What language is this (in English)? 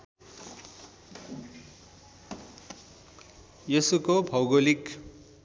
Nepali